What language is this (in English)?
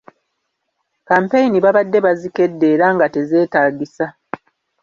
Ganda